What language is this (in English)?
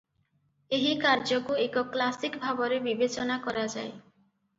Odia